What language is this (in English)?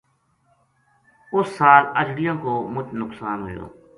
Gujari